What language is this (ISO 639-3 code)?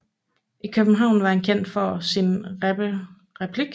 dan